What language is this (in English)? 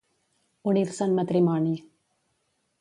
Catalan